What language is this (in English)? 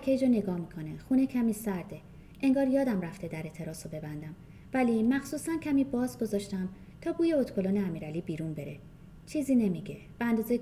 Persian